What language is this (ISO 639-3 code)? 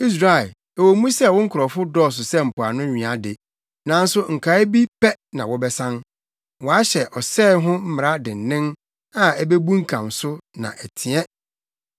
aka